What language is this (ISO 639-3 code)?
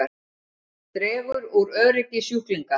isl